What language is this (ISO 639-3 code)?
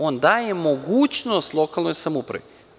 srp